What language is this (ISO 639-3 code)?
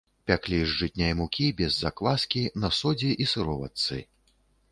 bel